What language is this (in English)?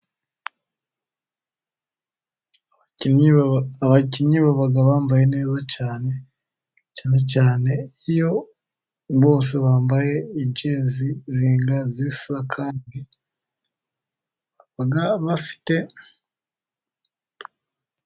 Kinyarwanda